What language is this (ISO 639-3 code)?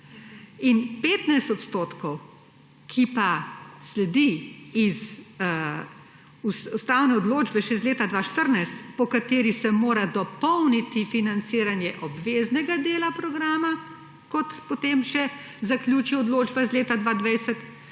slv